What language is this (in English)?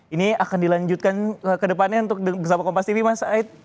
Indonesian